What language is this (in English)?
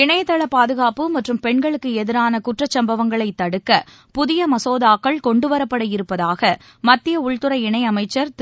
Tamil